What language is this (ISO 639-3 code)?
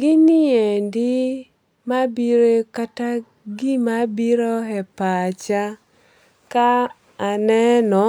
luo